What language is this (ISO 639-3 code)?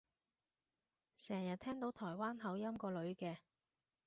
yue